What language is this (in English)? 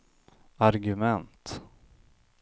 Swedish